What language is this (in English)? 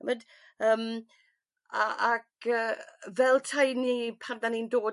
Welsh